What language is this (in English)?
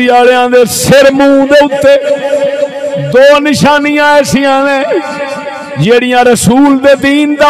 Arabic